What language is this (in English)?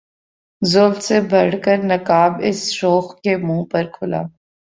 Urdu